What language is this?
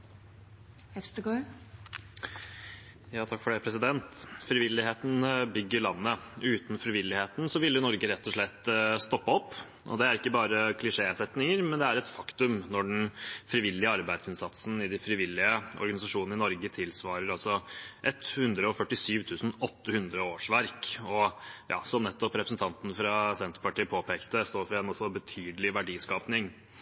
Norwegian Bokmål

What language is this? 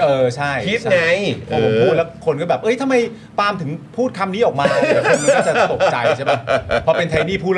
Thai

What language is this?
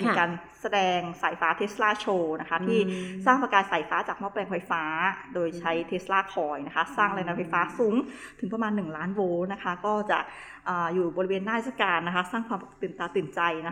Thai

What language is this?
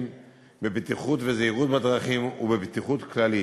Hebrew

